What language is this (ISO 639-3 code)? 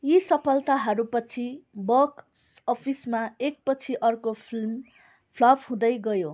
nep